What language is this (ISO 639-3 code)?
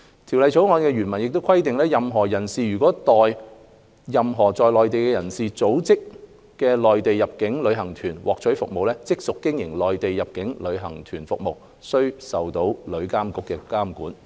yue